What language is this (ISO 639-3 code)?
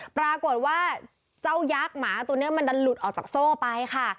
tha